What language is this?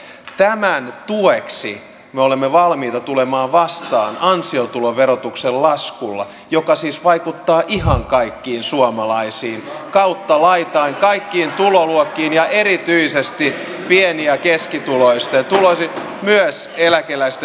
Finnish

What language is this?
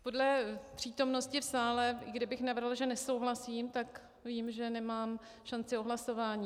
Czech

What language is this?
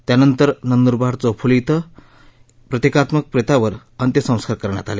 Marathi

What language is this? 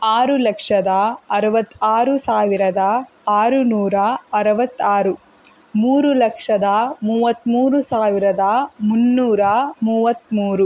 Kannada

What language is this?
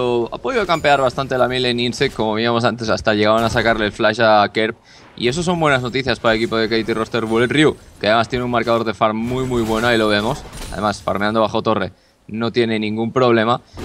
Spanish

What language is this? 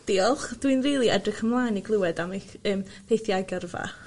Welsh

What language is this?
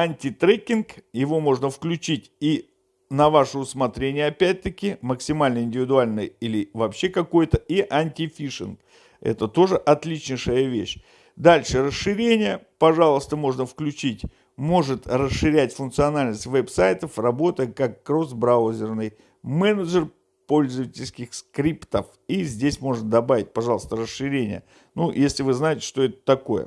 Russian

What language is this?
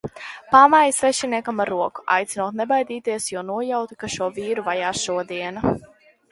Latvian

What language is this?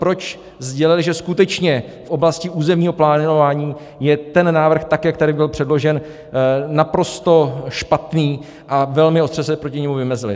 Czech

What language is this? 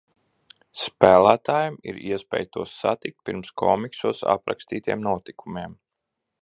Latvian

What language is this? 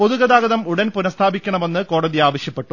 Malayalam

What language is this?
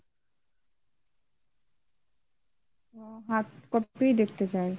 Bangla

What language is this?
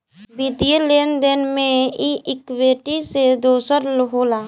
Bhojpuri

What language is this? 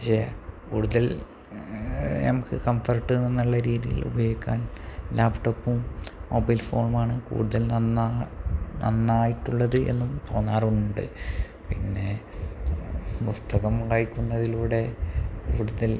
Malayalam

